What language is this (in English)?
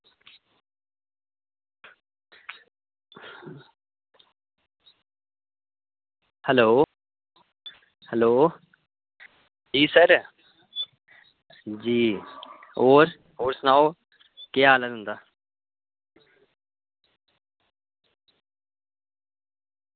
Dogri